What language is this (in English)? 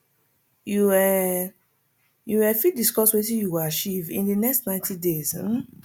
Nigerian Pidgin